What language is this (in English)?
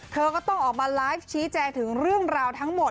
Thai